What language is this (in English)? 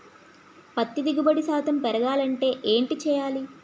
Telugu